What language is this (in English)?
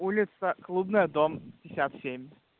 Russian